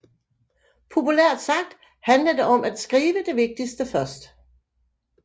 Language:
Danish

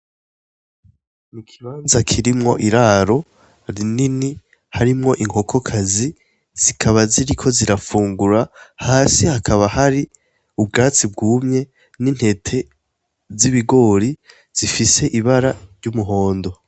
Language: Rundi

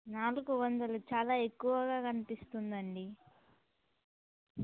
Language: Telugu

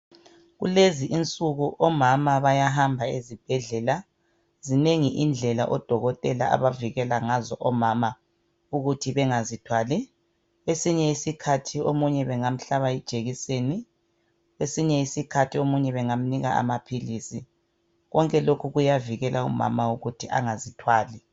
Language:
North Ndebele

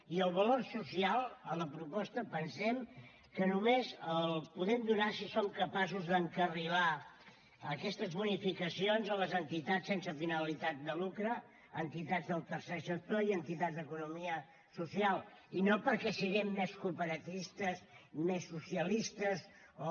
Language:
Catalan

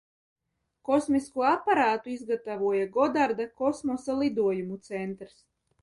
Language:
Latvian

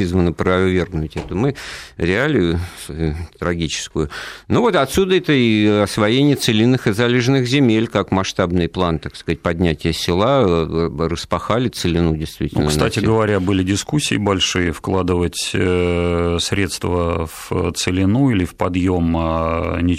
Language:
Russian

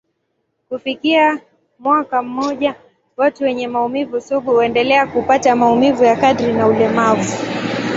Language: Swahili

